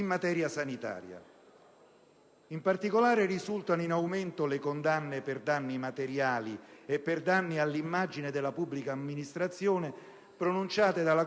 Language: Italian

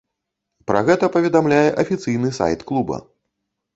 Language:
Belarusian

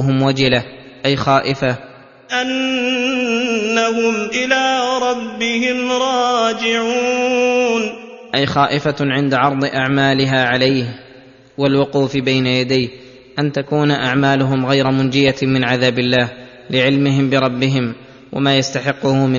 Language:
Arabic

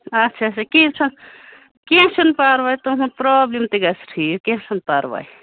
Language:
Kashmiri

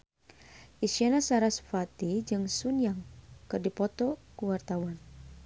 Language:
Sundanese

